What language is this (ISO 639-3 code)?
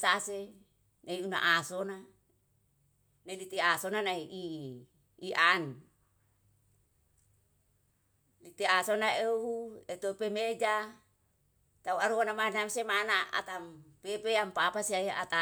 jal